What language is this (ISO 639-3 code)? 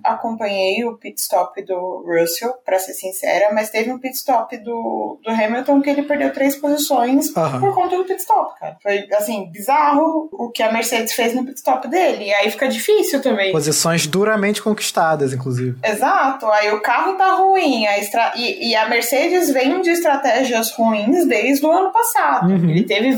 por